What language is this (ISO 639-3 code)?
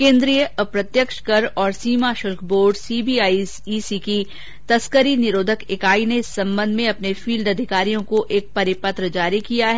hin